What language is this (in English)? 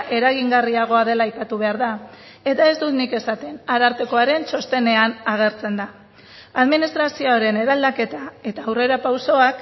Basque